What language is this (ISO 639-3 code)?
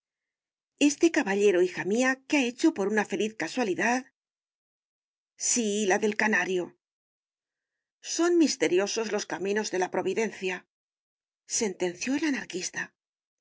spa